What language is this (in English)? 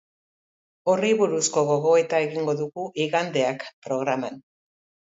Basque